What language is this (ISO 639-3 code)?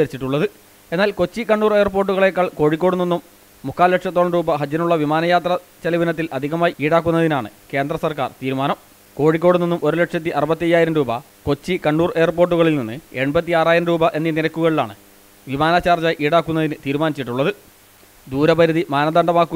mal